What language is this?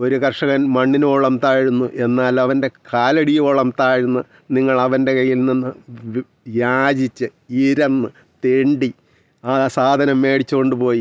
Malayalam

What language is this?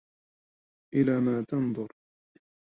Arabic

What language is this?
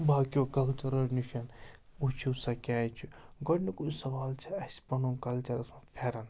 Kashmiri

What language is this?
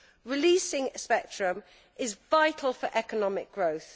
English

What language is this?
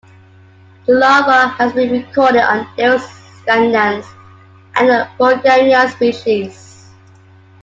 English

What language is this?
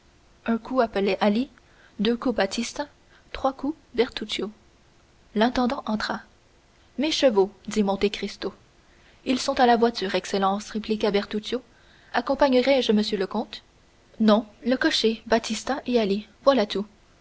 French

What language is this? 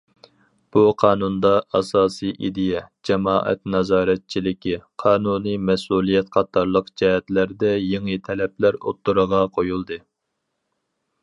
Uyghur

